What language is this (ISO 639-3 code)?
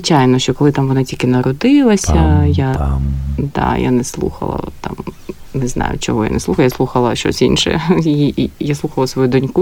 ukr